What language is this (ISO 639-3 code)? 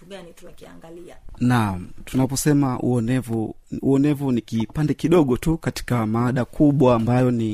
swa